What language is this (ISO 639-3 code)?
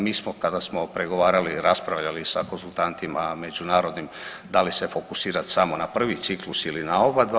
hrv